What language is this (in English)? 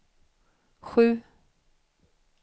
Swedish